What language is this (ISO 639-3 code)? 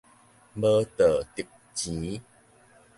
nan